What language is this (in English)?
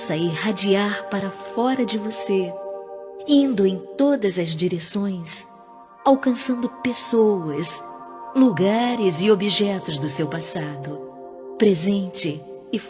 Portuguese